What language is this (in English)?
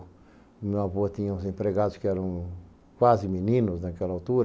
Portuguese